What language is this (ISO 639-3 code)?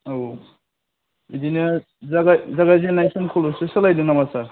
brx